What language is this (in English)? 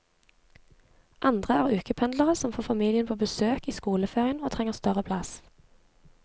Norwegian